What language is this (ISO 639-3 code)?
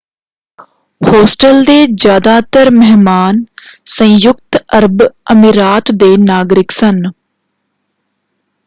pan